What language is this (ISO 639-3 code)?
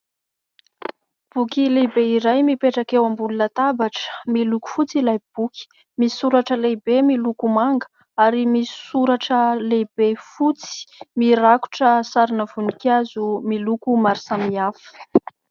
mlg